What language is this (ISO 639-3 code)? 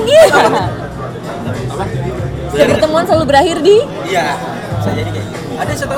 ind